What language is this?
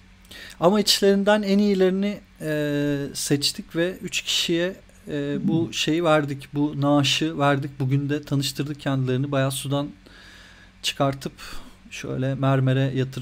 Turkish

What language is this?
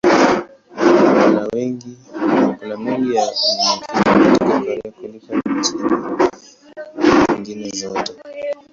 Swahili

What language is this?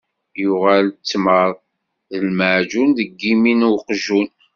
Kabyle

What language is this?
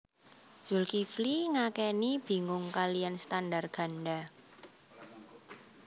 Javanese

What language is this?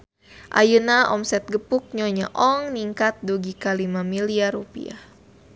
Sundanese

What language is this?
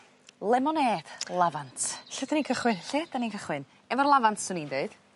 Welsh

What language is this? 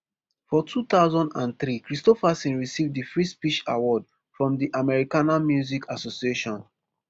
Nigerian Pidgin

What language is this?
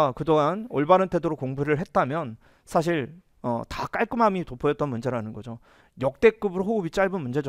Korean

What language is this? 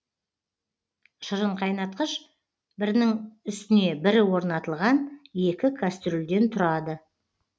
Kazakh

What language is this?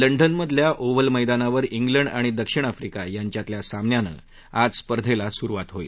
Marathi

